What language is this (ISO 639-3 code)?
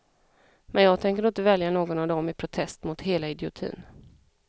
swe